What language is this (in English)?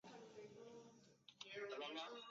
Chinese